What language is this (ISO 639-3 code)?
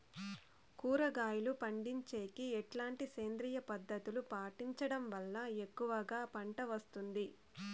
tel